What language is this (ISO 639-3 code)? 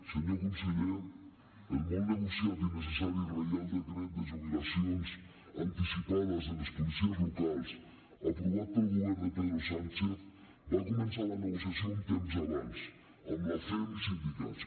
cat